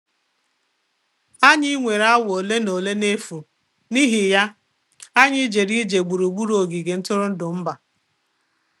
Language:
Igbo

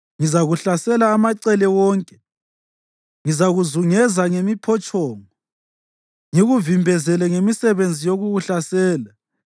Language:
North Ndebele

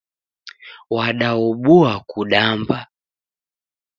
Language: Taita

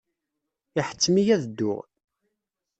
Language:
Kabyle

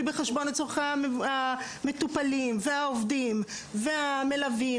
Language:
Hebrew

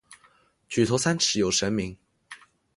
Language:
Chinese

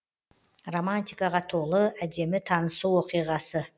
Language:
Kazakh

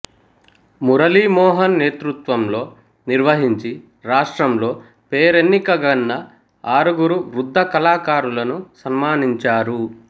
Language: Telugu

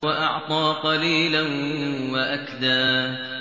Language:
Arabic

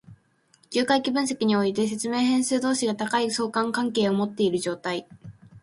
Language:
Japanese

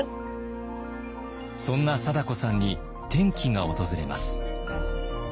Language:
Japanese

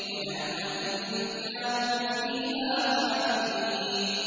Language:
Arabic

